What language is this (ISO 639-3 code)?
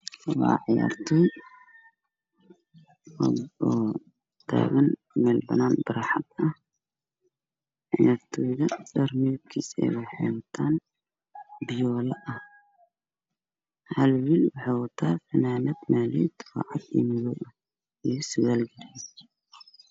som